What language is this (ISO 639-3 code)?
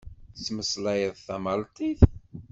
kab